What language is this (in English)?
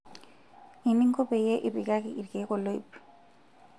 Masai